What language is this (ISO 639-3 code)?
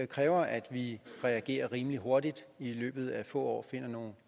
dan